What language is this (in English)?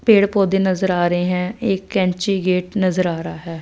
Hindi